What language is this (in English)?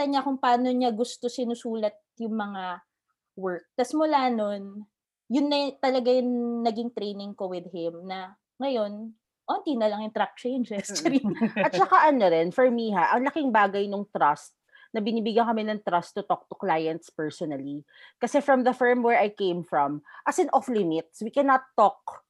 Filipino